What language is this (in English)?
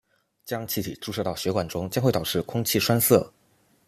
Chinese